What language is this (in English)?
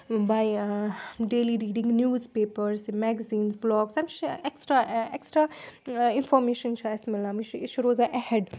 Kashmiri